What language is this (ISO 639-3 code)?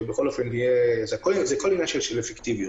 heb